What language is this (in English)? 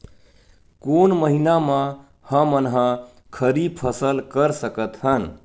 Chhattisgarhi